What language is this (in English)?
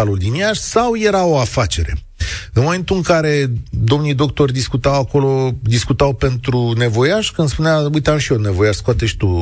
Romanian